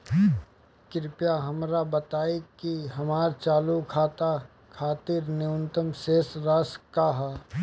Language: Bhojpuri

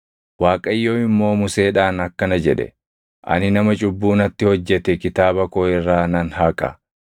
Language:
Oromo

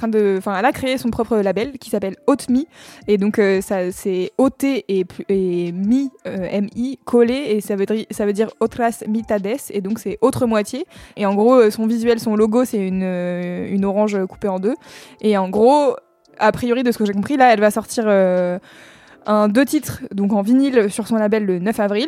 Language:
French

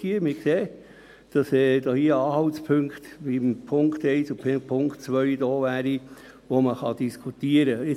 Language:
Swiss German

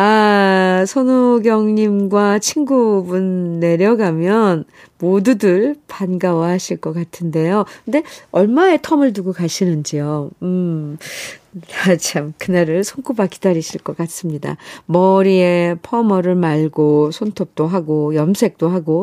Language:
Korean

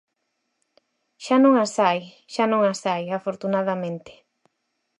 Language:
Galician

